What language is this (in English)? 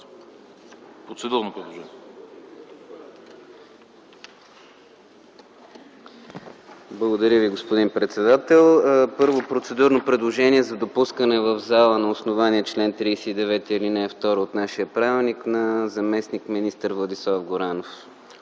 Bulgarian